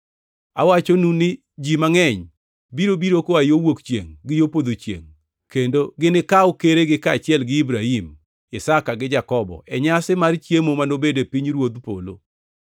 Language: Luo (Kenya and Tanzania)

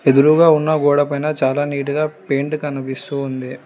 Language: Telugu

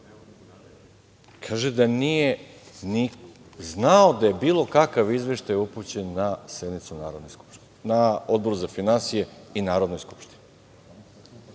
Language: Serbian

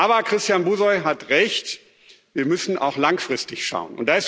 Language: German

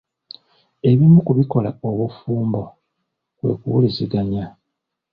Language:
Ganda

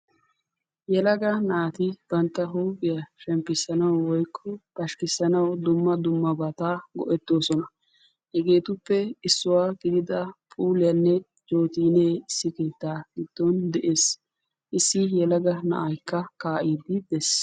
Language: Wolaytta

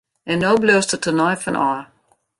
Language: Western Frisian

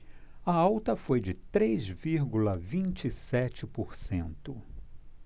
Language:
Portuguese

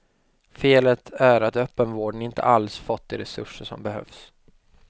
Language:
Swedish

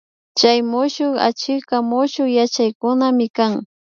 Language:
Imbabura Highland Quichua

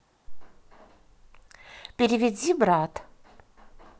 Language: Russian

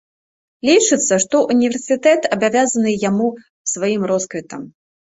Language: Belarusian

